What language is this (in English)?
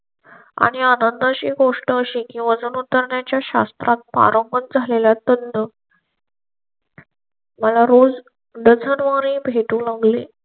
Marathi